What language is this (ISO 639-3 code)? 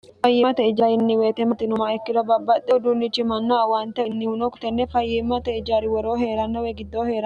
sid